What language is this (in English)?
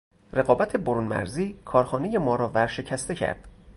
Persian